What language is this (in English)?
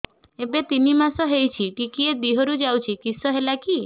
Odia